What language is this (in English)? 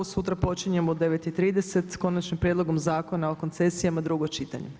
Croatian